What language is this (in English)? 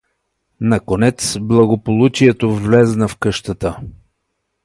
Bulgarian